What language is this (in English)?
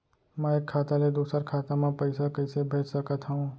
Chhattisgarhi